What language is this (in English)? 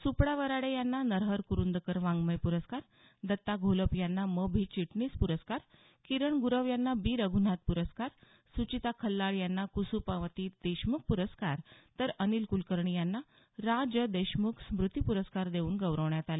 Marathi